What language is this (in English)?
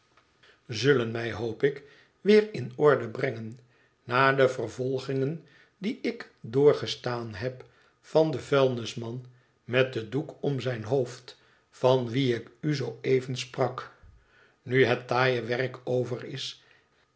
Dutch